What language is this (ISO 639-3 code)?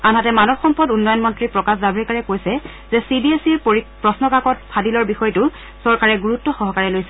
asm